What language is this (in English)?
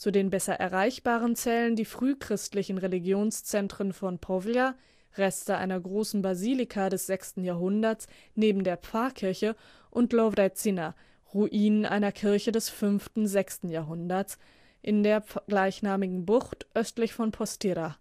German